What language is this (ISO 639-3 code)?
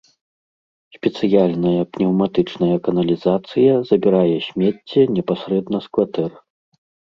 bel